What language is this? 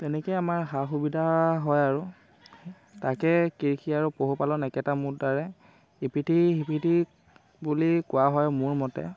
Assamese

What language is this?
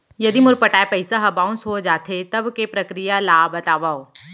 Chhattisgarhi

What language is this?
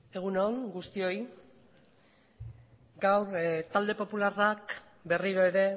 Basque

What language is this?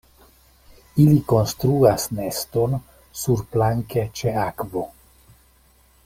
Esperanto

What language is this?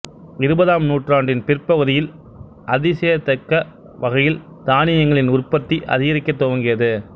Tamil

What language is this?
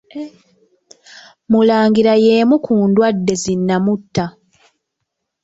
Ganda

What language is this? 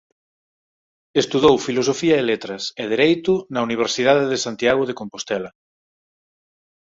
Galician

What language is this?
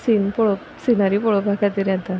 Konkani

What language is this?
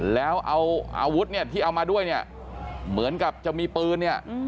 Thai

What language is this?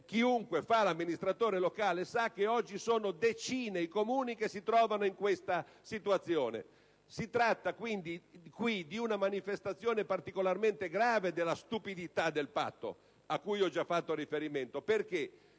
Italian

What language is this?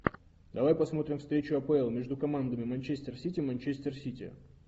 Russian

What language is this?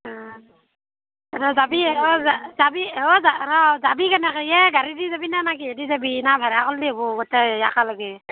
Assamese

